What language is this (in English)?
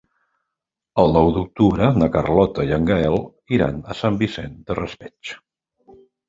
Catalan